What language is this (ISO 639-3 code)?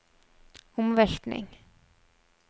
nor